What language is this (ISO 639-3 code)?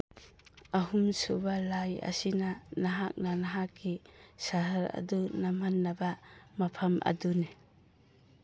mni